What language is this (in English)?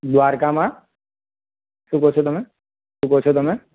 Gujarati